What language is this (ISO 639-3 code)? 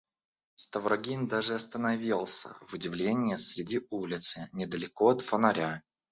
rus